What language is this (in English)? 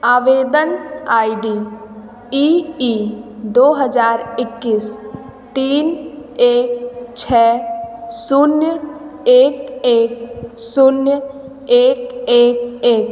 Hindi